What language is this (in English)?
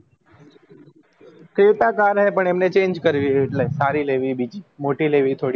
Gujarati